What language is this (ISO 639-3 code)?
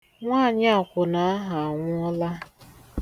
ibo